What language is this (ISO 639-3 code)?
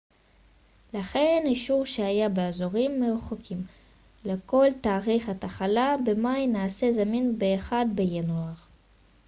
heb